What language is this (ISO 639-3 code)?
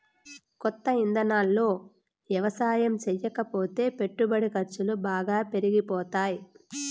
tel